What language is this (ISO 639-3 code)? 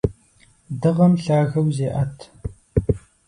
kbd